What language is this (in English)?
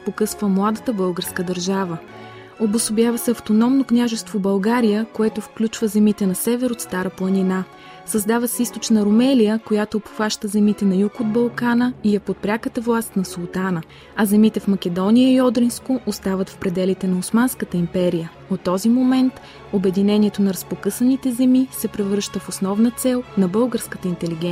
Bulgarian